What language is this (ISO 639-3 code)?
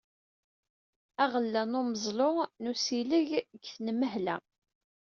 kab